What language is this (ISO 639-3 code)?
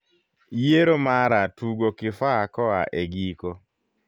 luo